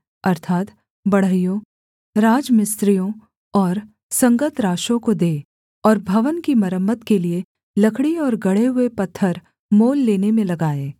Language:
Hindi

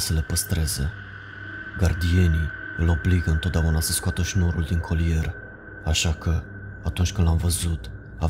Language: Romanian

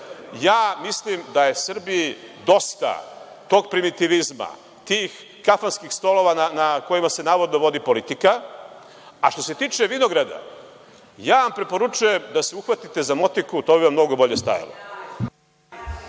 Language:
Serbian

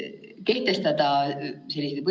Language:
Estonian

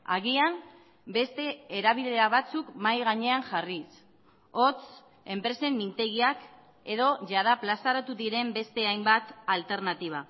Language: Basque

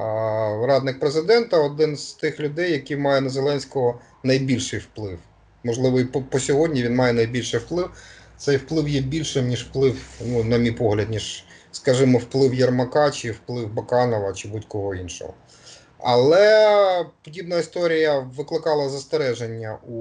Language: Ukrainian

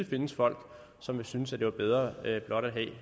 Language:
Danish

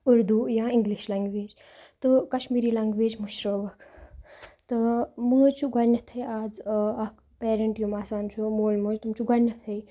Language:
Kashmiri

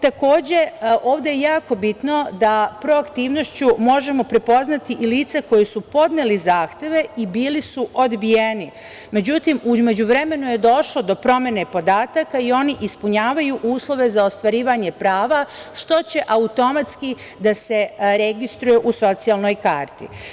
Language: Serbian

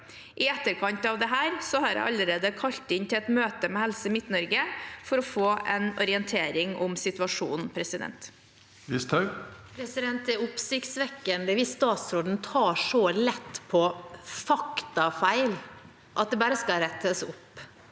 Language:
Norwegian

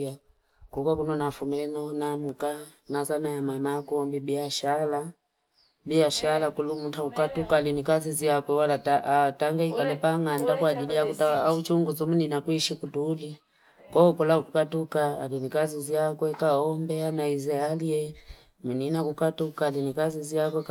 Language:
Fipa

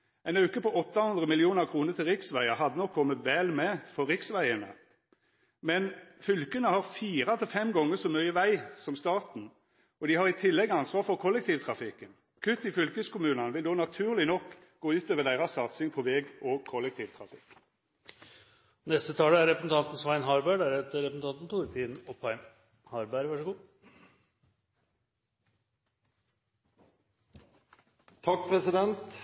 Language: Norwegian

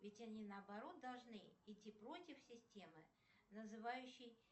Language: Russian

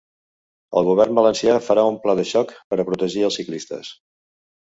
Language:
Catalan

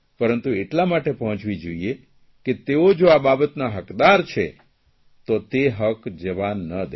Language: Gujarati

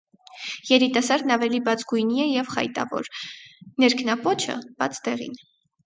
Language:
Armenian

